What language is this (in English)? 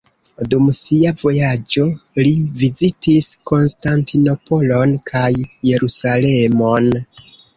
Esperanto